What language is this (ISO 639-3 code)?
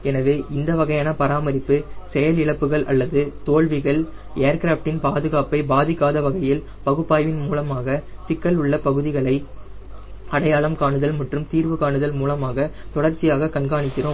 tam